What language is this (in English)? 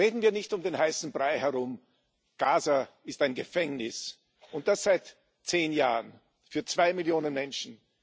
German